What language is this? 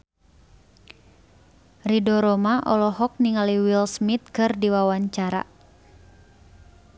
Sundanese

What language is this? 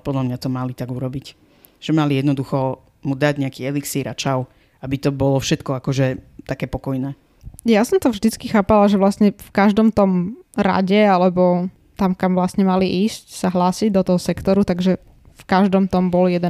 Slovak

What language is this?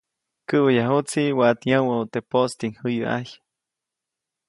Copainalá Zoque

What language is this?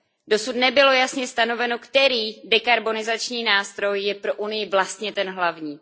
Czech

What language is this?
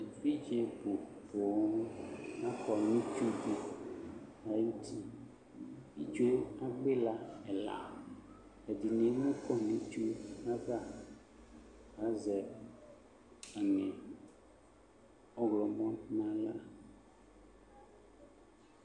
Ikposo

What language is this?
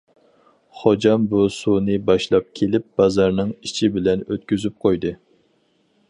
Uyghur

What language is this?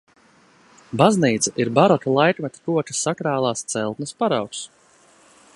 Latvian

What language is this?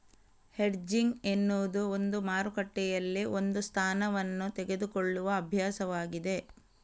Kannada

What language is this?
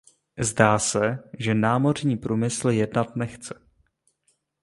Czech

